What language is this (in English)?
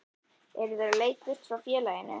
Icelandic